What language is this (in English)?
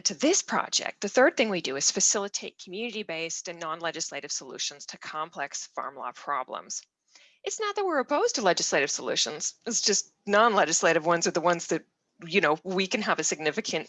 English